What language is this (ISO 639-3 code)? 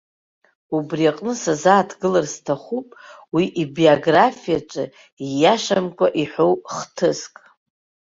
abk